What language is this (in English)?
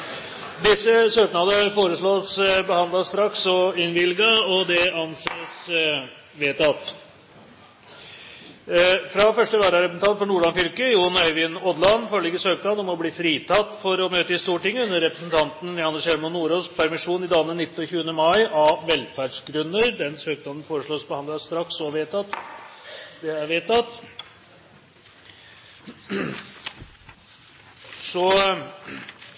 Norwegian Bokmål